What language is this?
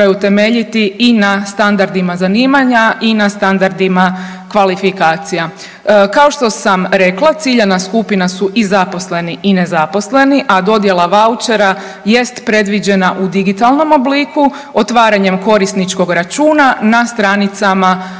Croatian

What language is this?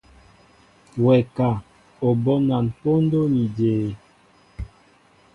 Mbo (Cameroon)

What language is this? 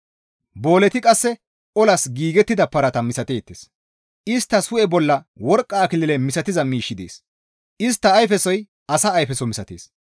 Gamo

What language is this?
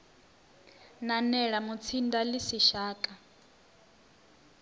Venda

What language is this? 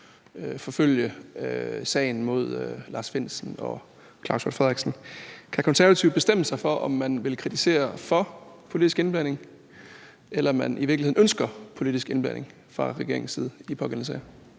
Danish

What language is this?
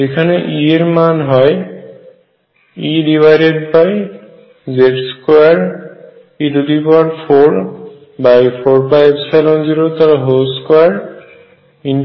Bangla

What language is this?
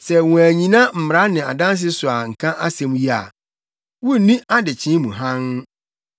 Akan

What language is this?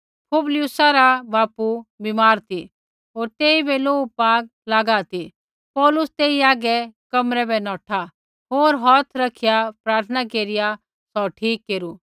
Kullu Pahari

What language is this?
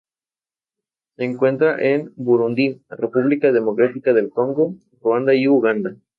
Spanish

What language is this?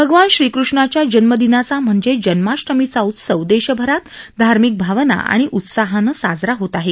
Marathi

